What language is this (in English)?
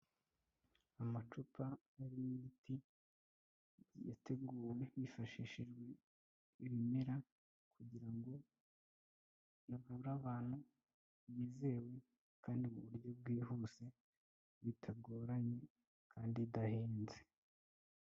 Kinyarwanda